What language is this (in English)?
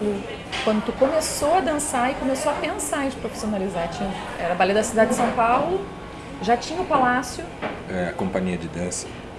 Portuguese